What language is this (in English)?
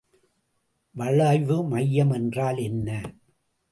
Tamil